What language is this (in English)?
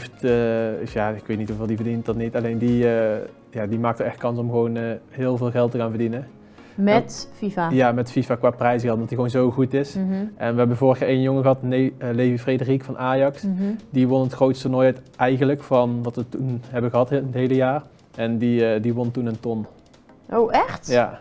Dutch